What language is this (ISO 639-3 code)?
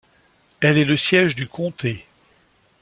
fra